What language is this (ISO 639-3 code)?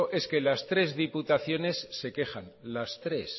spa